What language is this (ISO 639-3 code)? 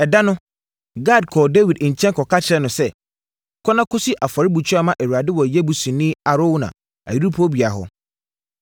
aka